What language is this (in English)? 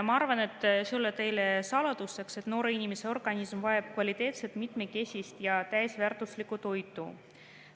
Estonian